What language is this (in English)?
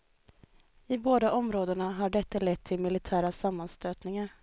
Swedish